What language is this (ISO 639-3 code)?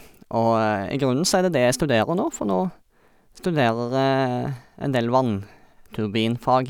nor